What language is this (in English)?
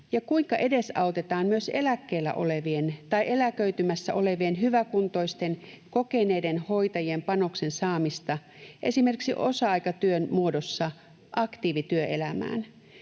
Finnish